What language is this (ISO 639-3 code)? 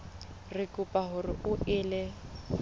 sot